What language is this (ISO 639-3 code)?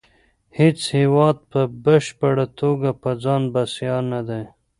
pus